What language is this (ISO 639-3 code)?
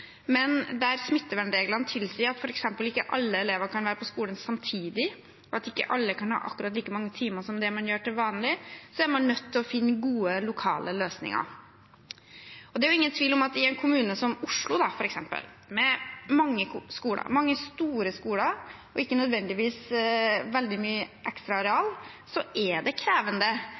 nob